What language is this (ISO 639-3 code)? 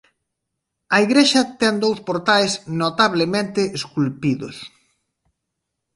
glg